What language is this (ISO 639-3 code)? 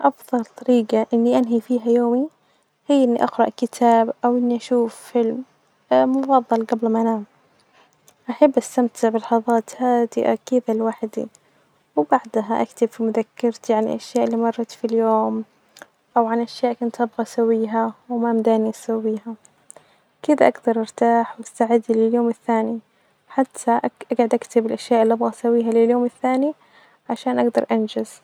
ars